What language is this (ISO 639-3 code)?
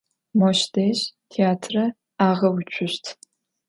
ady